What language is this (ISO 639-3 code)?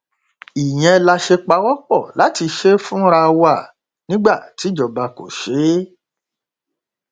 yor